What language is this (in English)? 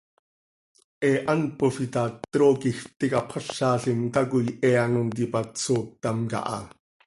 Seri